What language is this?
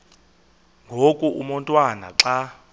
Xhosa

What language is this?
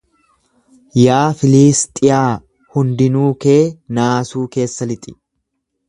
Oromo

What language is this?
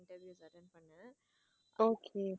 Tamil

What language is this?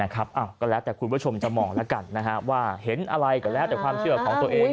Thai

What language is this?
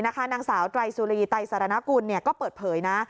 Thai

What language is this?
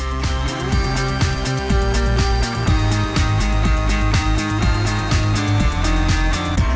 Thai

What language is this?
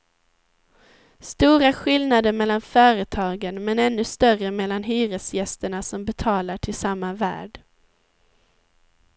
Swedish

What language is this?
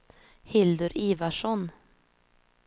Swedish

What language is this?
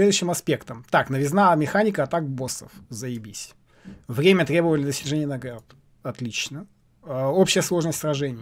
Russian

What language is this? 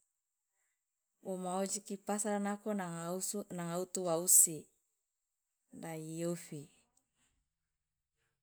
Loloda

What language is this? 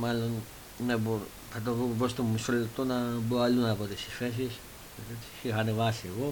Greek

